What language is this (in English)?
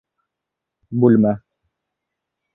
Bashkir